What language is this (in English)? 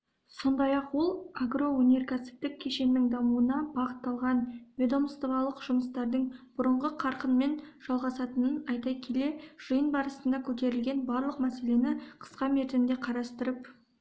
Kazakh